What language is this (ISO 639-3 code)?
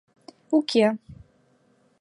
chm